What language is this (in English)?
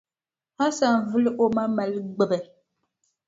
Dagbani